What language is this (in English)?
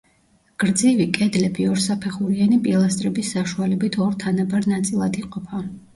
Georgian